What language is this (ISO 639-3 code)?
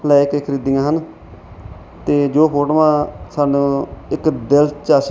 pan